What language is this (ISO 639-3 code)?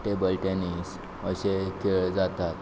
kok